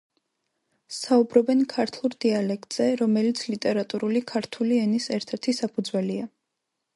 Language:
Georgian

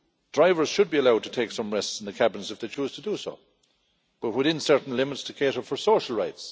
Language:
English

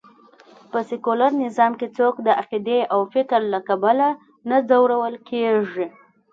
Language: Pashto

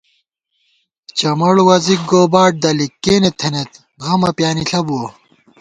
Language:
Gawar-Bati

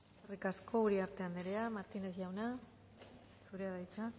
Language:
Basque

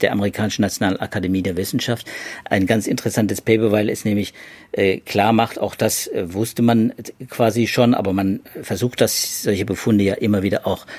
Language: German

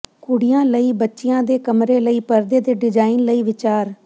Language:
Punjabi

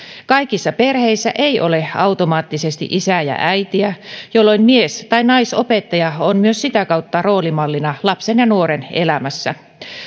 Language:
Finnish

